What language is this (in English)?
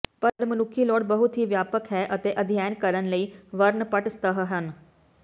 Punjabi